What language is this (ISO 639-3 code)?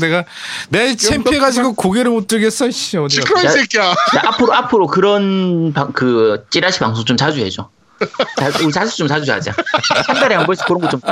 kor